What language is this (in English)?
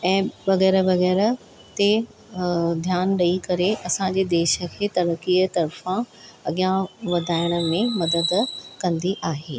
Sindhi